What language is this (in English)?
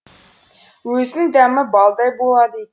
Kazakh